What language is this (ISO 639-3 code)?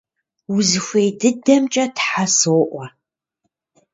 kbd